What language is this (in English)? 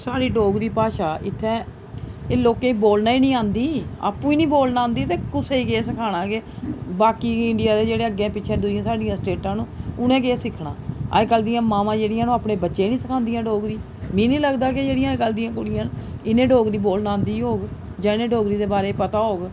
Dogri